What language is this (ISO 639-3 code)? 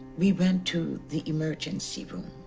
eng